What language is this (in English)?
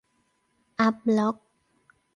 Thai